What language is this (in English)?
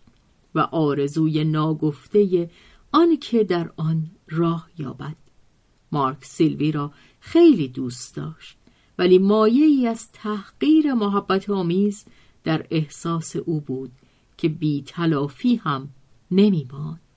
Persian